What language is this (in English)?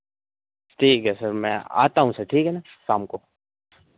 Hindi